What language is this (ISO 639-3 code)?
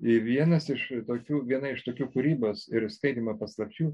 lit